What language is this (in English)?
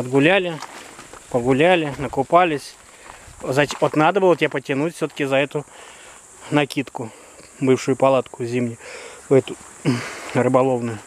Russian